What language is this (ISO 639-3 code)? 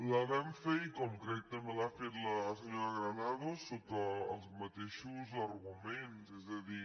cat